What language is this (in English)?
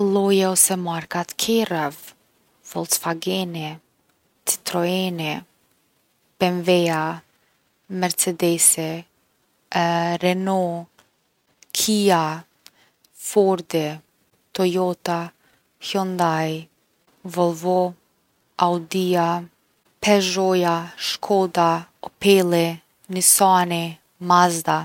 Gheg Albanian